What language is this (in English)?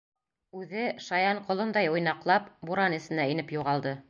Bashkir